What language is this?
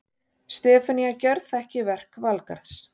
Icelandic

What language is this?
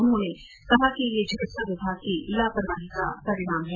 Hindi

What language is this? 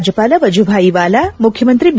Kannada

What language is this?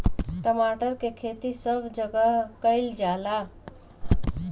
Bhojpuri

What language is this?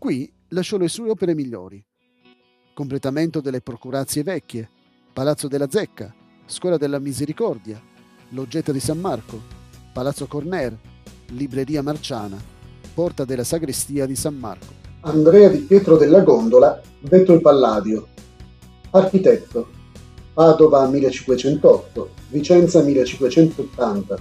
Italian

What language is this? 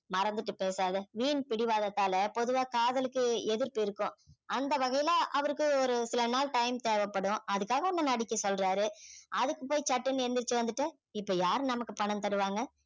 Tamil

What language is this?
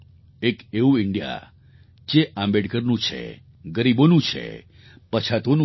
Gujarati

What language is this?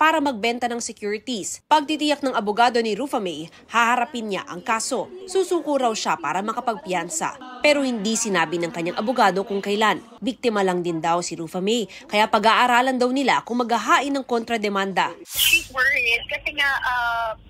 Filipino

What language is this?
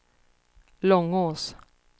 Swedish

